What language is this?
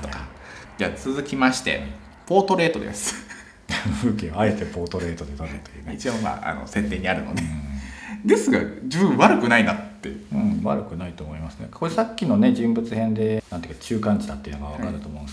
Japanese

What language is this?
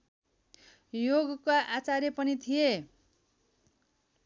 Nepali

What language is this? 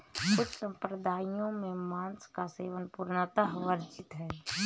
Hindi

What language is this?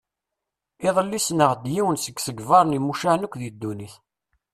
Kabyle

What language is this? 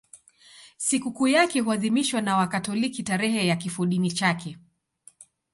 Swahili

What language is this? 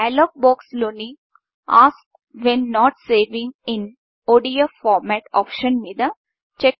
Telugu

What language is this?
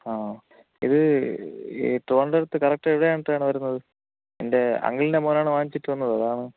Malayalam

